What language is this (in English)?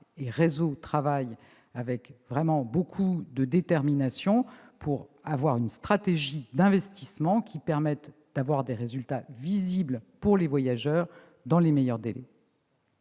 French